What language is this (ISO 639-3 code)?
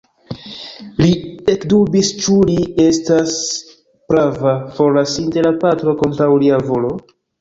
epo